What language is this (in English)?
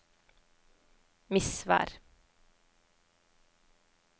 Norwegian